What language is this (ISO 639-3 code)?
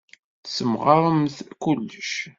kab